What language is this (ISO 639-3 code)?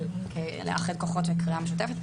heb